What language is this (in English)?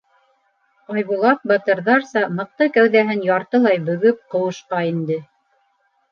Bashkir